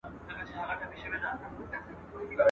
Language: Pashto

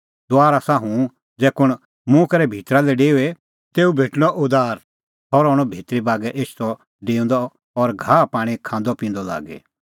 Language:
Kullu Pahari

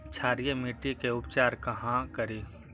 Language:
Magahi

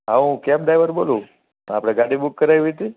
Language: Gujarati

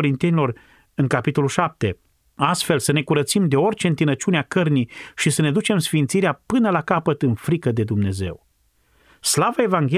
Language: Romanian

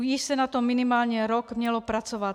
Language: Czech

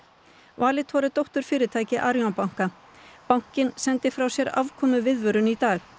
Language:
Icelandic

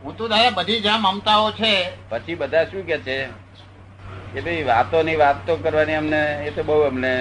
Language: Gujarati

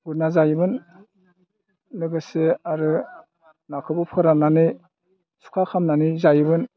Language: Bodo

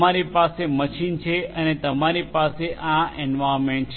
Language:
Gujarati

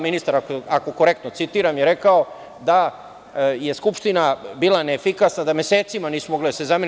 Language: Serbian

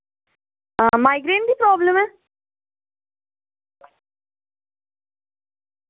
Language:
Dogri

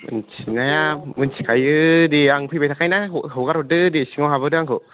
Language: Bodo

